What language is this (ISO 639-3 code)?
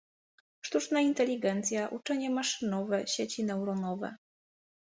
pol